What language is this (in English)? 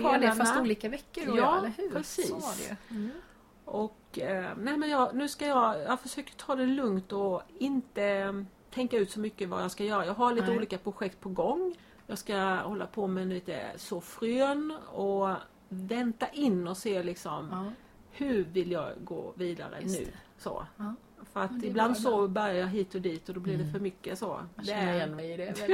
Swedish